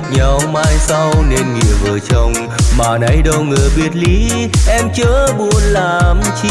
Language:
Vietnamese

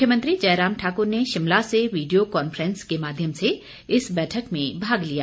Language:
Hindi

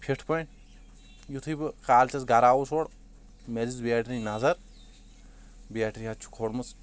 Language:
Kashmiri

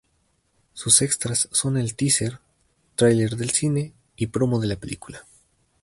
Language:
Spanish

